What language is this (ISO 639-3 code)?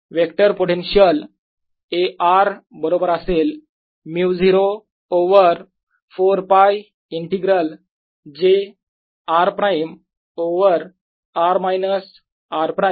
mar